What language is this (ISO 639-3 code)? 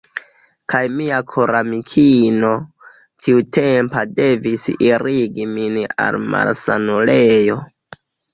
epo